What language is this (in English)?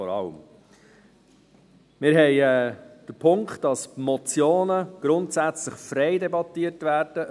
Swiss German